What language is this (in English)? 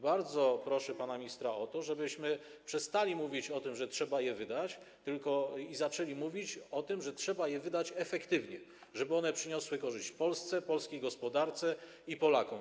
Polish